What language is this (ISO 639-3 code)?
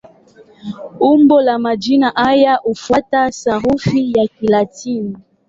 swa